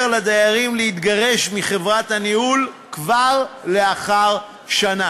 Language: Hebrew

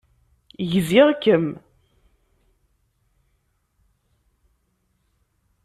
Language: Kabyle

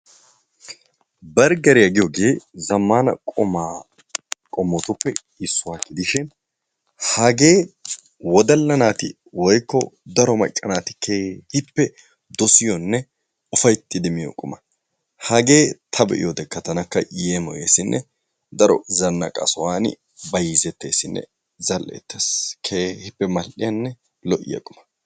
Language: Wolaytta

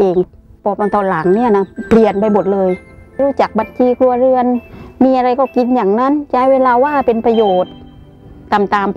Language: Thai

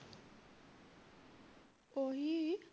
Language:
Punjabi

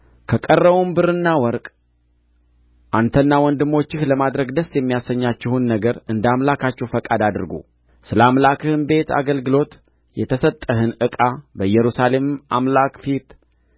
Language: Amharic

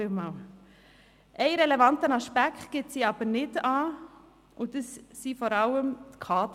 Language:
Swiss German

